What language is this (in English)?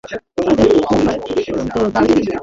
Bangla